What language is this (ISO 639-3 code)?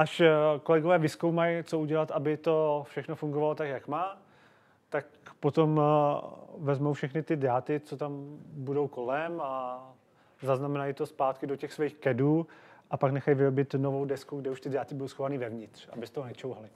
ces